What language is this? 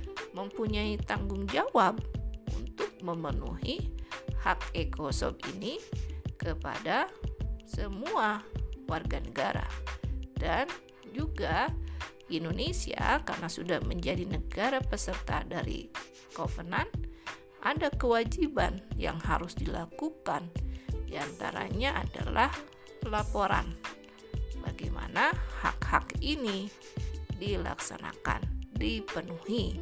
Indonesian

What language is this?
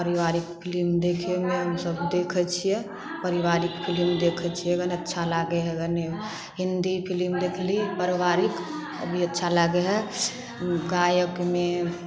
Maithili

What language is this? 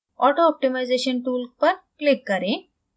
Hindi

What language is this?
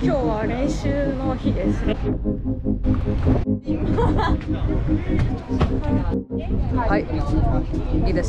English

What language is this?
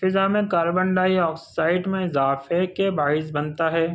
Urdu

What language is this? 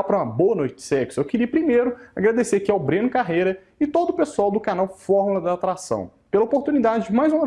Portuguese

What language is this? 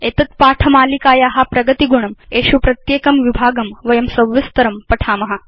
Sanskrit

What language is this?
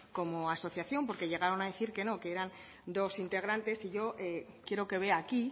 Spanish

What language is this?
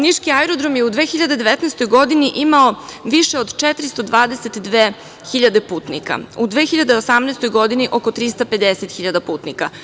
Serbian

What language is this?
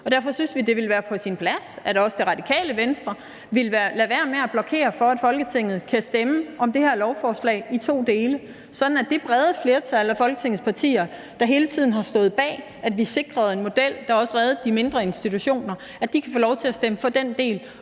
Danish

